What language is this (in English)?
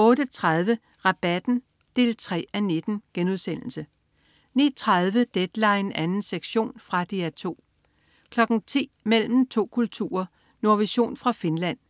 Danish